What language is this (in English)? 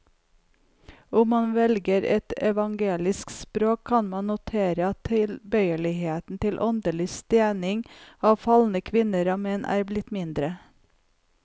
Norwegian